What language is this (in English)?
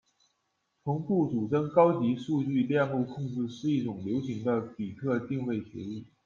Chinese